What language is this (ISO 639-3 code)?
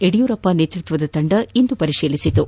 kan